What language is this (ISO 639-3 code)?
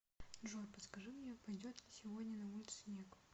rus